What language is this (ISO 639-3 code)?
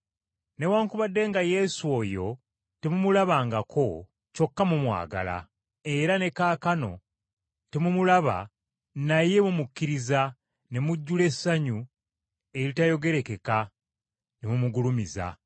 lug